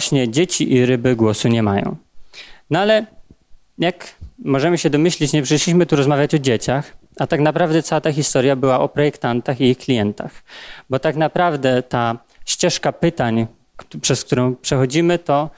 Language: Polish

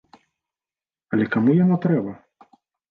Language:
Belarusian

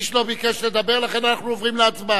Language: Hebrew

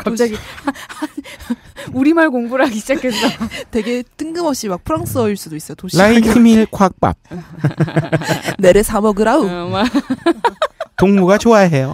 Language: Korean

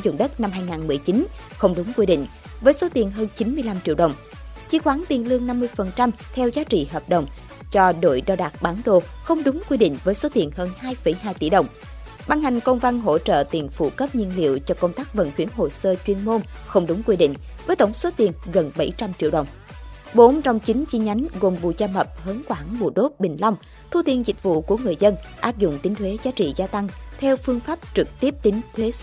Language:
Vietnamese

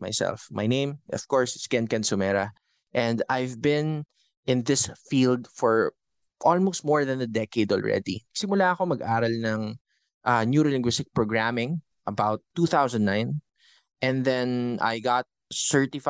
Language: Filipino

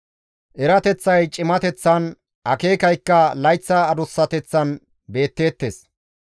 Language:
Gamo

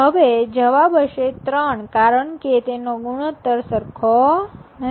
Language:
Gujarati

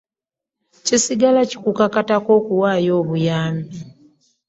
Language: Ganda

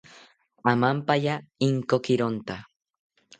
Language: South Ucayali Ashéninka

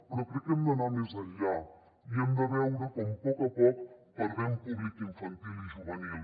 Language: Catalan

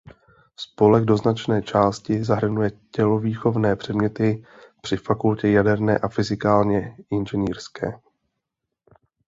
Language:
Czech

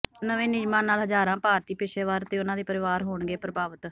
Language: Punjabi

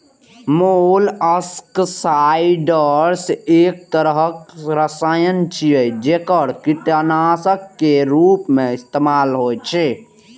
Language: Maithili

